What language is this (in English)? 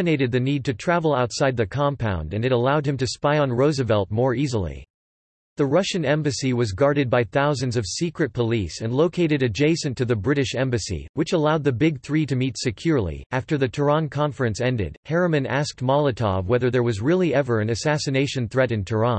English